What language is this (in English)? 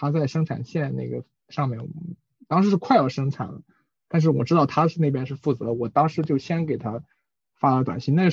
Chinese